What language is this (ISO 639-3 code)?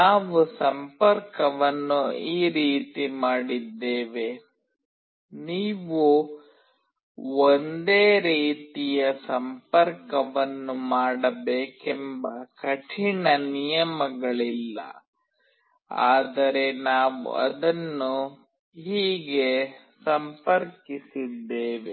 kan